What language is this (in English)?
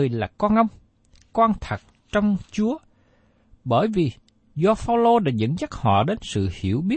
Vietnamese